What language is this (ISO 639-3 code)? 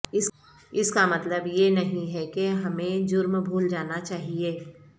urd